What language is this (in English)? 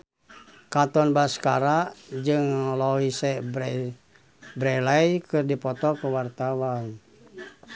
Sundanese